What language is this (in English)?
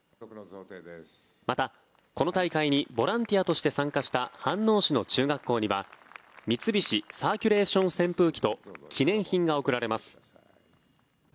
Japanese